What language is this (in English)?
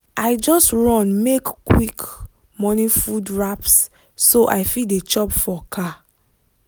Nigerian Pidgin